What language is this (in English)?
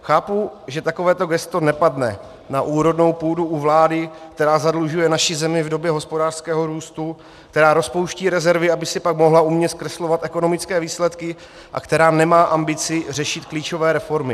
Czech